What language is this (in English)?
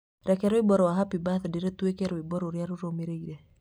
Kikuyu